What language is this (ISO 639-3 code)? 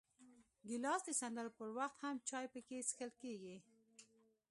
pus